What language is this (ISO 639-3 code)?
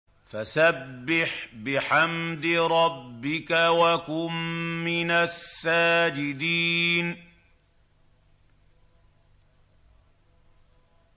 ara